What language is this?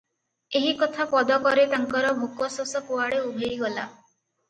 Odia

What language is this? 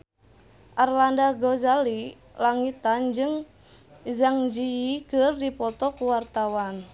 Sundanese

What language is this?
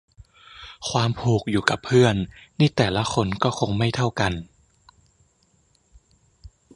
Thai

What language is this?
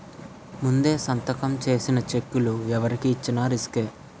Telugu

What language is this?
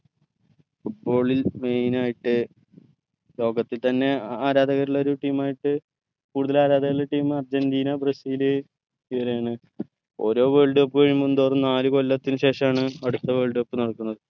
Malayalam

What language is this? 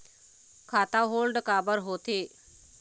Chhattisgarhi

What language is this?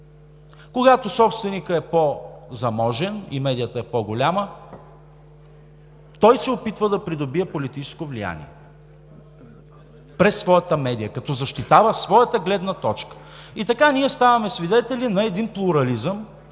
Bulgarian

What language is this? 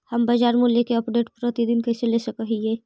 Magahi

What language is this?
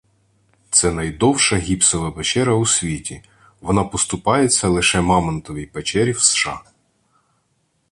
Ukrainian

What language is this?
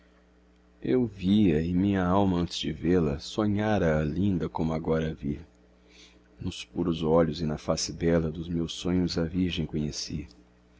Portuguese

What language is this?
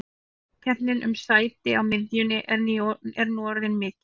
Icelandic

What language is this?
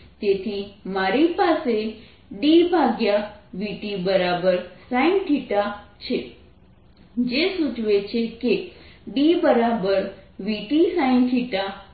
Gujarati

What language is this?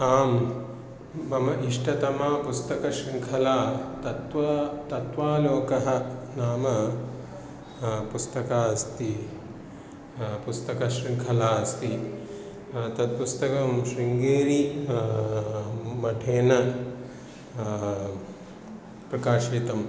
Sanskrit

